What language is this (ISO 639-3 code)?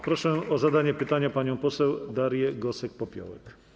pol